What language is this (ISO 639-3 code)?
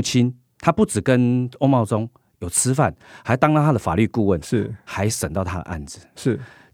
zho